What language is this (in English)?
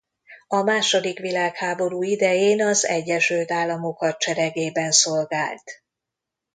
Hungarian